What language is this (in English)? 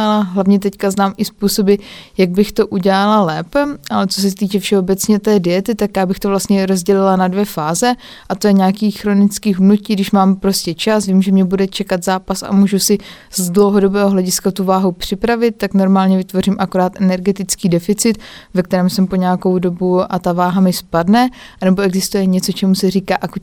Czech